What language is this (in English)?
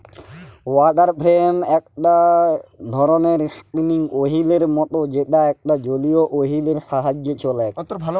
Bangla